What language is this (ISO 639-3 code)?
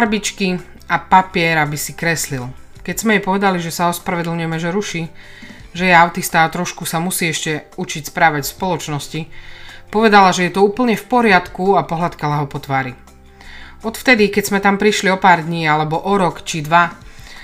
slk